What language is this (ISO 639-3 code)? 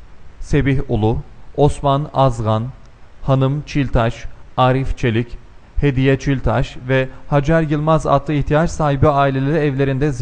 tur